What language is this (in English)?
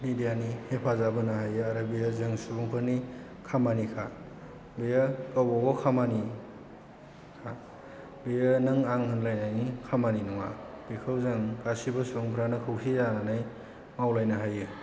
Bodo